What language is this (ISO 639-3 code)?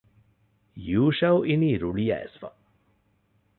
div